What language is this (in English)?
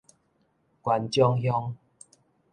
Min Nan Chinese